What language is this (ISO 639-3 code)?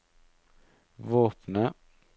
nor